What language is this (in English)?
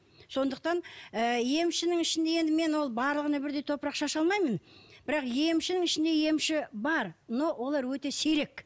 Kazakh